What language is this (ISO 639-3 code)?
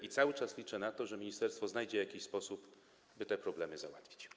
pol